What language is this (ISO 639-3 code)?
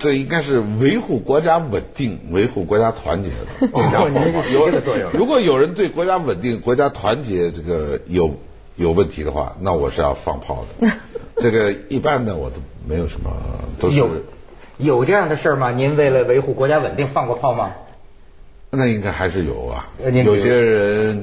zho